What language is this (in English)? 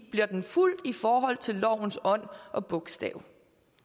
Danish